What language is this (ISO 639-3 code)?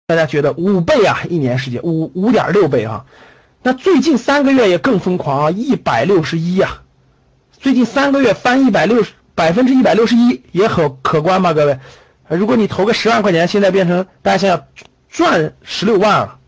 zho